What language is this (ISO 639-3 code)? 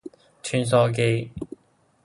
yue